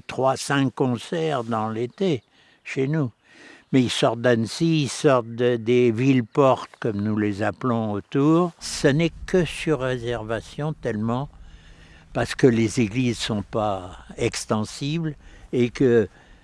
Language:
French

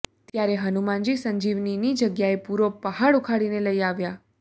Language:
Gujarati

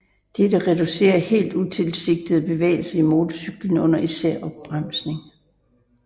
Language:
Danish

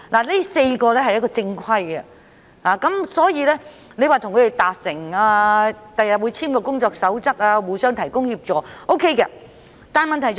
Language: Cantonese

